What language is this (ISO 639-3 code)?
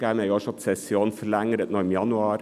gsw